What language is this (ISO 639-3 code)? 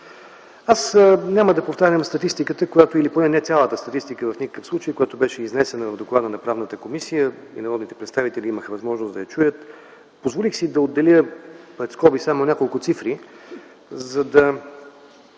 bul